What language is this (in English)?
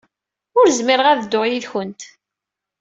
Kabyle